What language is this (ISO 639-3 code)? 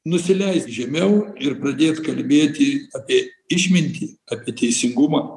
lit